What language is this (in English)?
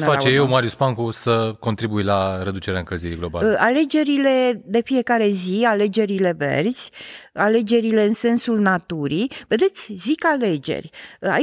Romanian